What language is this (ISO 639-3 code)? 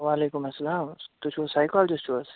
kas